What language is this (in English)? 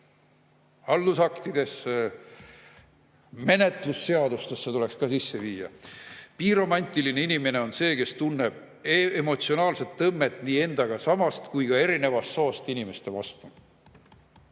Estonian